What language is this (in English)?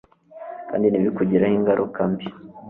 Kinyarwanda